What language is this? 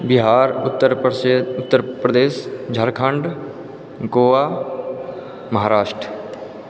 Maithili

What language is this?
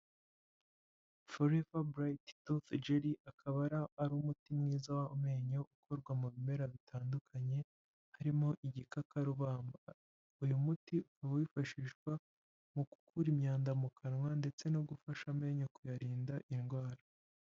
Kinyarwanda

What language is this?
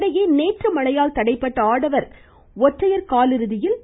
Tamil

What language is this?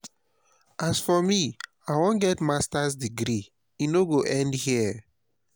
Nigerian Pidgin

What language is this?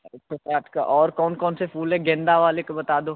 Hindi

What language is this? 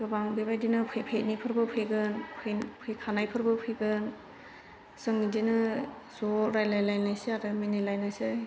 Bodo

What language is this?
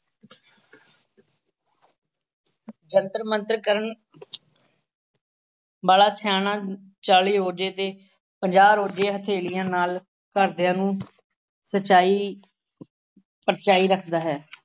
Punjabi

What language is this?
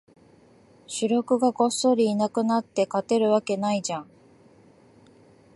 Japanese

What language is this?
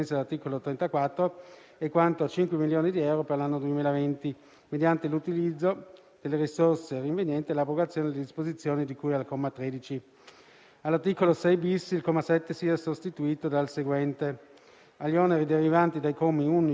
Italian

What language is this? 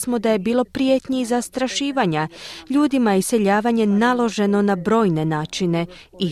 Croatian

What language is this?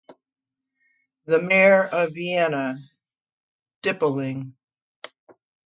English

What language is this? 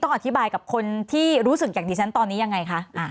Thai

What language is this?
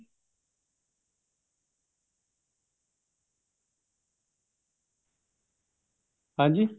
Punjabi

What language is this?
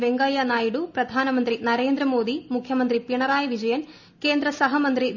Malayalam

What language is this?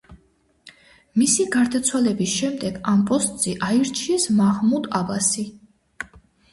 Georgian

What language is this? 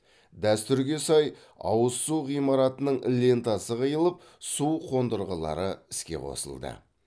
Kazakh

